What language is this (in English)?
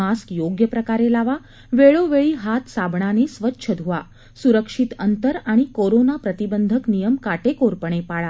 Marathi